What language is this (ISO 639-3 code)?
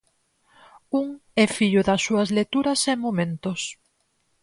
glg